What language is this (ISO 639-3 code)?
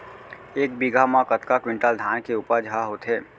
hne